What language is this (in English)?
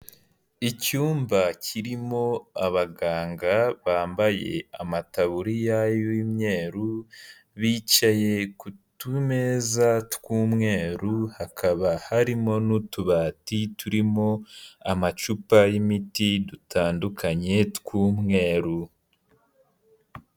Kinyarwanda